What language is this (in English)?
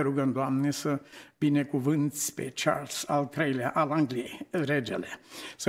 Romanian